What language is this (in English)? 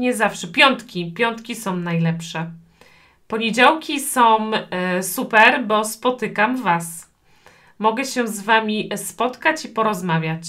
Polish